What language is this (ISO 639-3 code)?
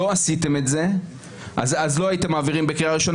heb